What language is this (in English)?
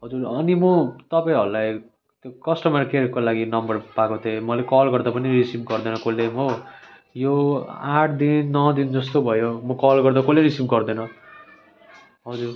Nepali